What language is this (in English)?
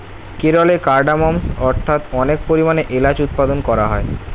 Bangla